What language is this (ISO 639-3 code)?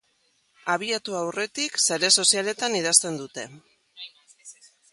eus